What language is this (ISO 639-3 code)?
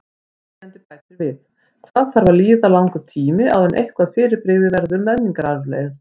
isl